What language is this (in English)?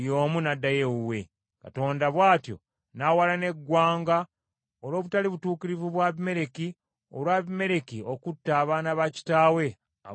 Ganda